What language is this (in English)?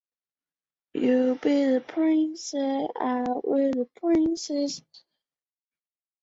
Chinese